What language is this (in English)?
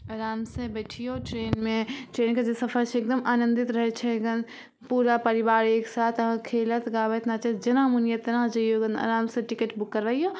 Maithili